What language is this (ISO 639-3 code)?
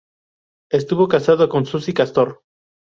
spa